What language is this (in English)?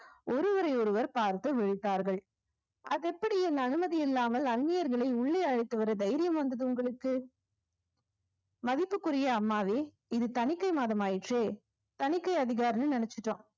Tamil